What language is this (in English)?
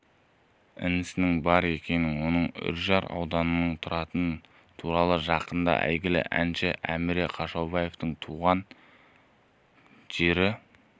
Kazakh